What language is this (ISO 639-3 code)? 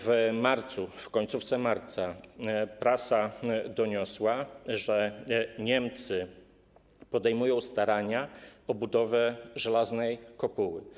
pol